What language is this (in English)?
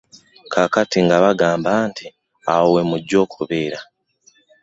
Ganda